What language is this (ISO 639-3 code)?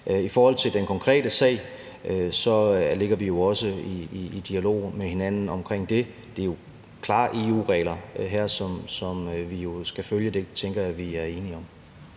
dan